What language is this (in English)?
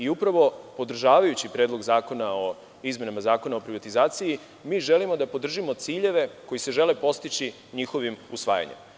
Serbian